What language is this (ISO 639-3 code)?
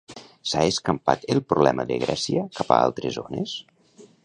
cat